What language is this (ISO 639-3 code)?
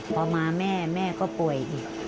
tha